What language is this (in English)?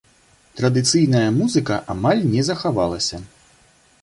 Belarusian